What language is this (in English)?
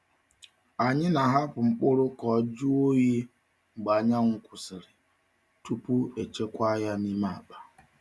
Igbo